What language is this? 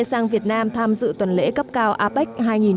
Vietnamese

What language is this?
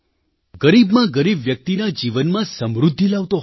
Gujarati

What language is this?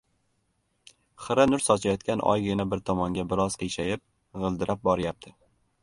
Uzbek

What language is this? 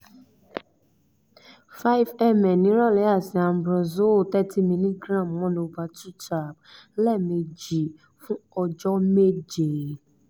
Yoruba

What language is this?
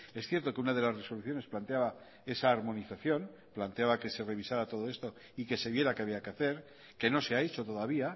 Spanish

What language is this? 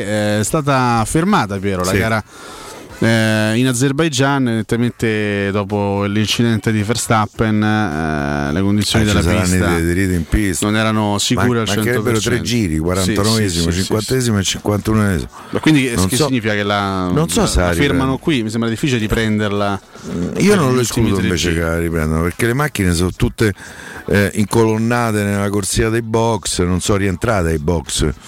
Italian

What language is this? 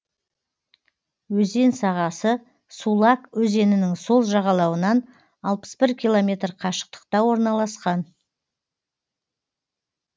Kazakh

